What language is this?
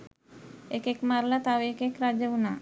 Sinhala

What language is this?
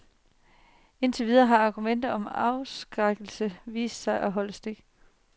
Danish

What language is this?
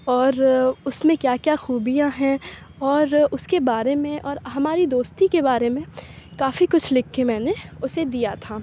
Urdu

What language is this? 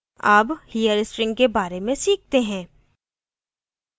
Hindi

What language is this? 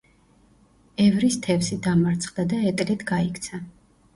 Georgian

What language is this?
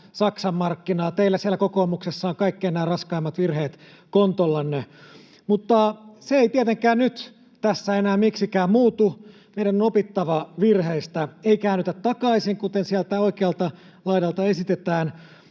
Finnish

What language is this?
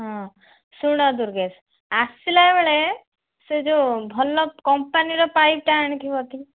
Odia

